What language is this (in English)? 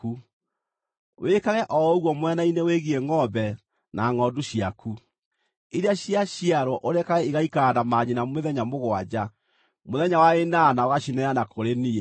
Kikuyu